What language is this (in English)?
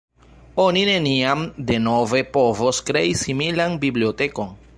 Esperanto